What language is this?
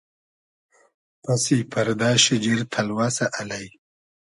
Hazaragi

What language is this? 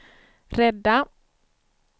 Swedish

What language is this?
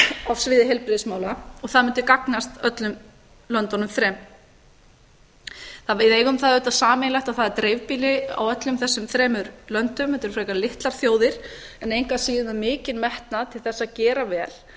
Icelandic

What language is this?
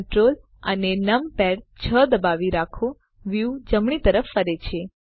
Gujarati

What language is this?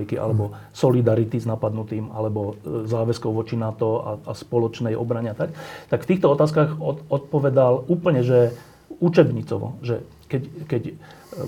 Slovak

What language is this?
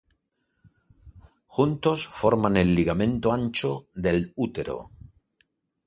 Spanish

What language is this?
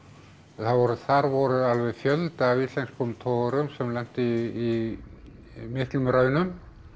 Icelandic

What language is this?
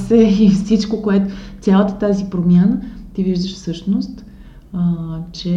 Bulgarian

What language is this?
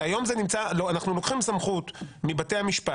Hebrew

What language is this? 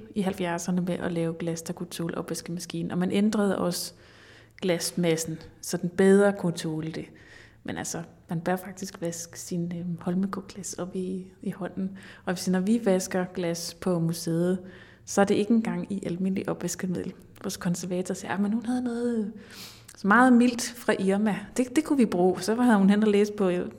Danish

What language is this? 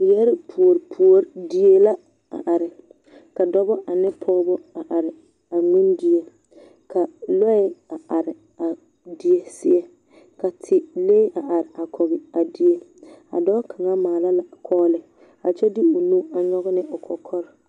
Southern Dagaare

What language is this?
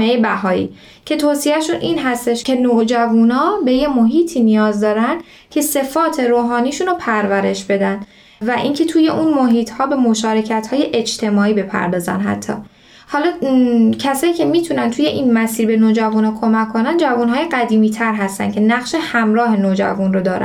Persian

